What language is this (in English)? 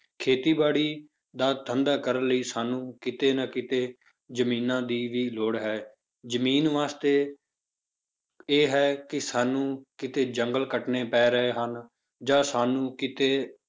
Punjabi